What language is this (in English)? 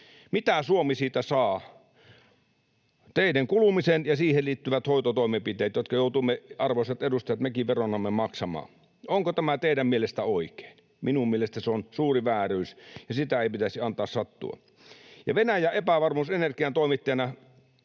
Finnish